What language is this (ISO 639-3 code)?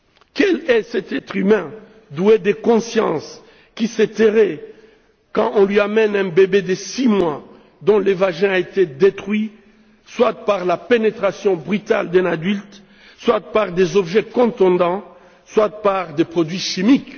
fra